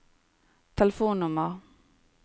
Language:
Norwegian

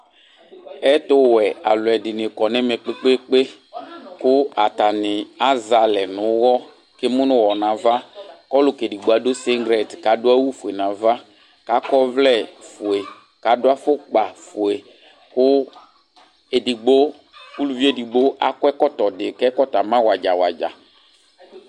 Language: Ikposo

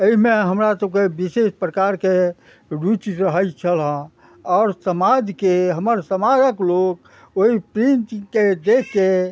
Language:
Maithili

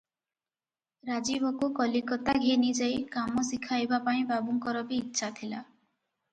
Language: Odia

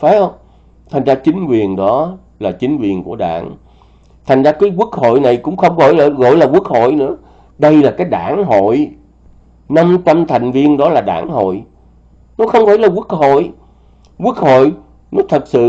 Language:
Vietnamese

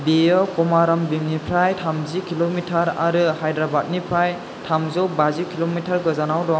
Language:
Bodo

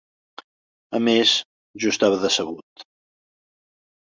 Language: Catalan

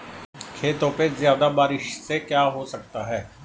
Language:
Hindi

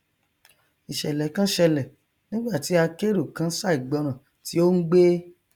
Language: Yoruba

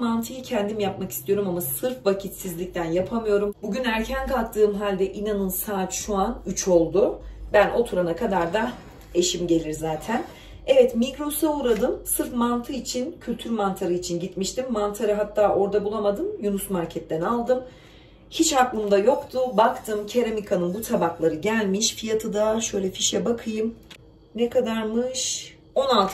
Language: Turkish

